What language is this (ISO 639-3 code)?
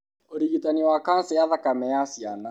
kik